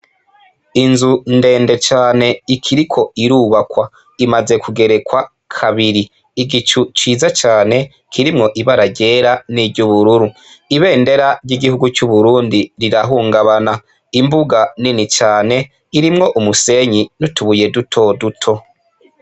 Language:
Rundi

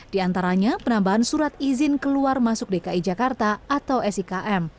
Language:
Indonesian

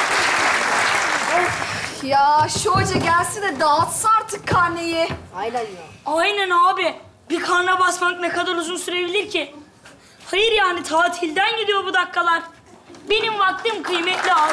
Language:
Turkish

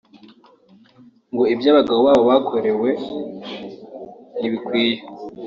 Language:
Kinyarwanda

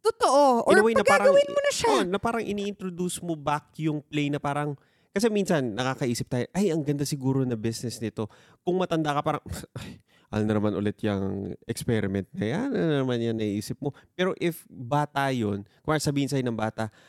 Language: Filipino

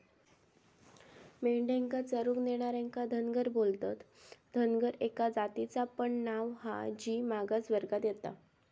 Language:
Marathi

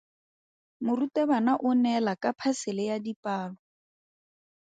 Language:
Tswana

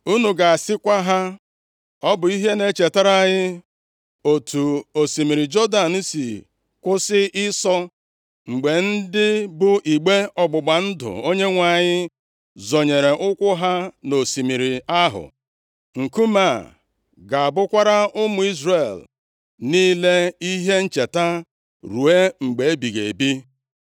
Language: Igbo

